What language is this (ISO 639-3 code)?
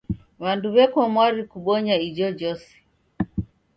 dav